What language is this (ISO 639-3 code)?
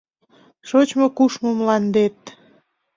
chm